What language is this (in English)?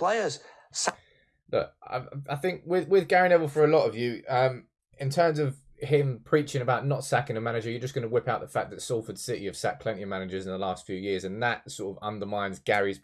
English